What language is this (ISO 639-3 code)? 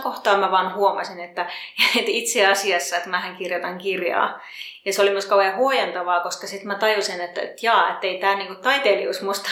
fin